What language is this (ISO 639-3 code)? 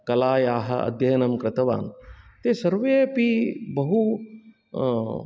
san